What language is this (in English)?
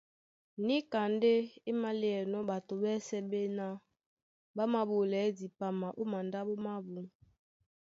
Duala